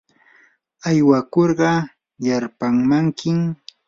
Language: Yanahuanca Pasco Quechua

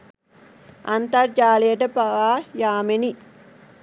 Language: Sinhala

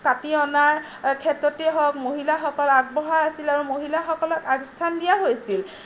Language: Assamese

